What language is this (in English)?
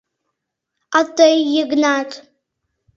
Mari